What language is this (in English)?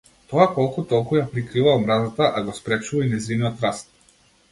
Macedonian